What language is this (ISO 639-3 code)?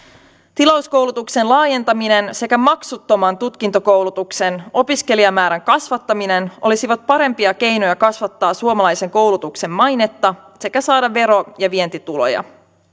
fin